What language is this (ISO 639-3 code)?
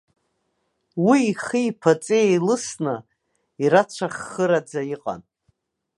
abk